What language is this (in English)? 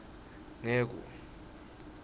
Swati